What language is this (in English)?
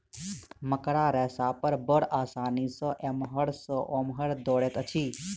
Maithili